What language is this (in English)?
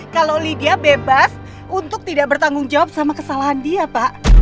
Indonesian